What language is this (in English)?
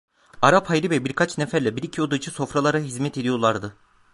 Turkish